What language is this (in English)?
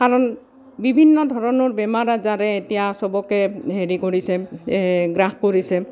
Assamese